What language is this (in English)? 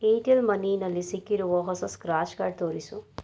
Kannada